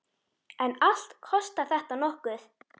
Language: Icelandic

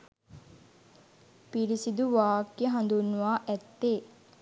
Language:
Sinhala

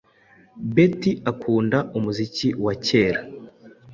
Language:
Kinyarwanda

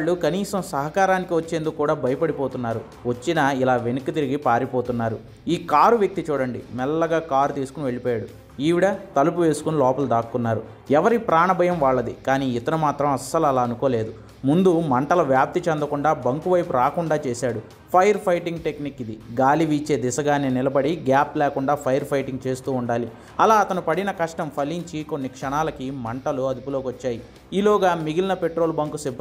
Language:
Telugu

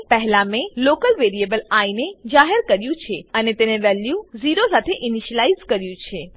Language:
Gujarati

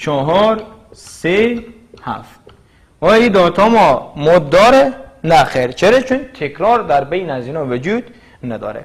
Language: Persian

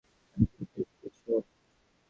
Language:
Bangla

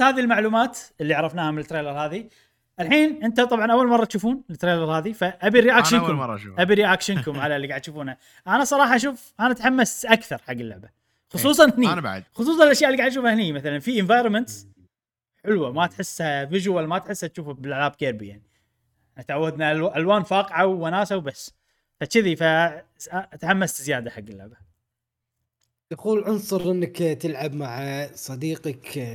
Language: Arabic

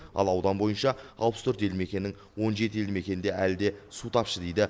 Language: Kazakh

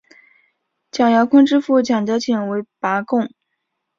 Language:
Chinese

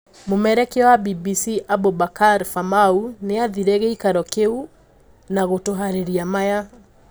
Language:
Kikuyu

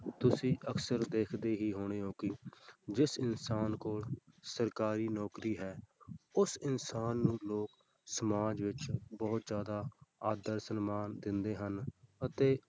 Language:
Punjabi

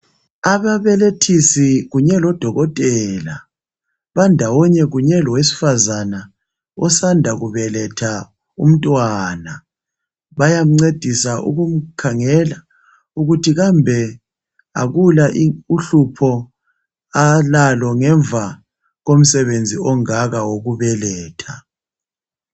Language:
North Ndebele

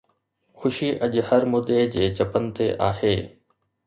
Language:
Sindhi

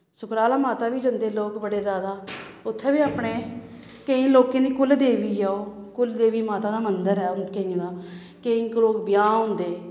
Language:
Dogri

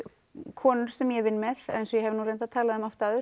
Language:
Icelandic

